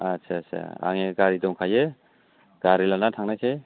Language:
Bodo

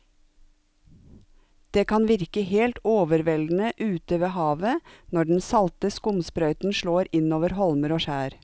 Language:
Norwegian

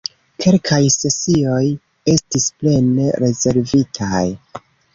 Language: Esperanto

